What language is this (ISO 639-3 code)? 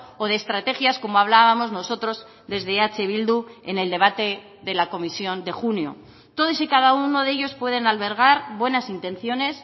spa